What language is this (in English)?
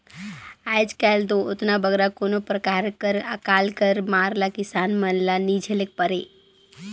Chhattisgarhi